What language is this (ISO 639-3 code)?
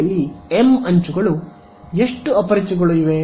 kan